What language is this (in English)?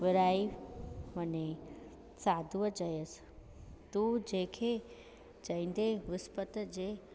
Sindhi